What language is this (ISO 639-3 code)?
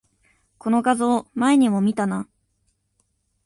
jpn